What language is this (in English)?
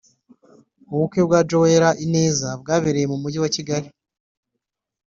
Kinyarwanda